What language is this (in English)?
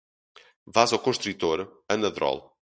Portuguese